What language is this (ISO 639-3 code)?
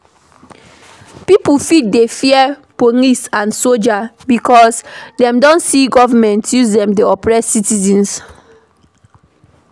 pcm